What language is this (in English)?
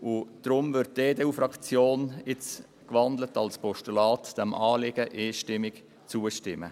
Swiss German